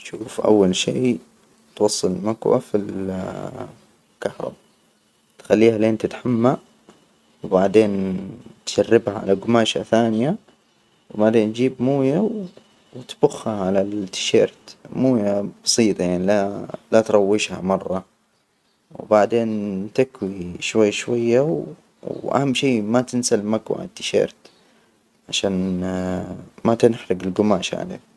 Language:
Hijazi Arabic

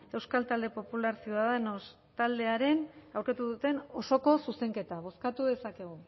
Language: Basque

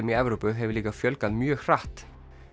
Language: Icelandic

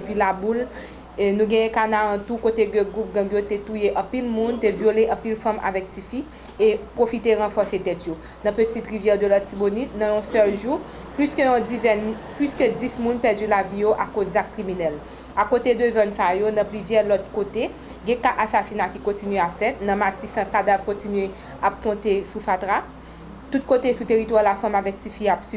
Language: French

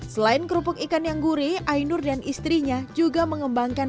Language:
Indonesian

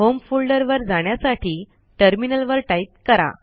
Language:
Marathi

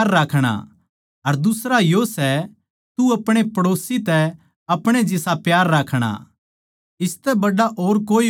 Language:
Haryanvi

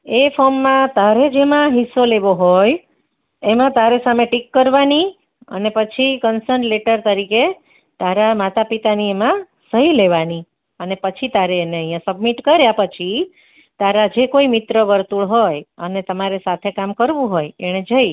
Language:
Gujarati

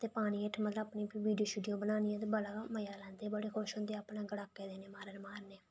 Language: Dogri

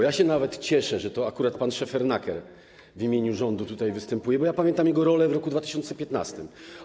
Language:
Polish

